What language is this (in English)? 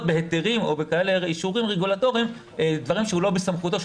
Hebrew